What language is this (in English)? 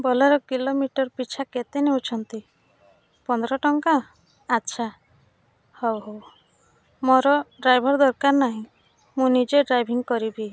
Odia